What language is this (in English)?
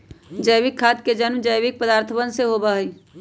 Magahi